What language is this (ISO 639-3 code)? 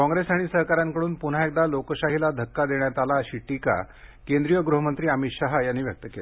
mar